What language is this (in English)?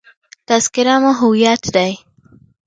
Pashto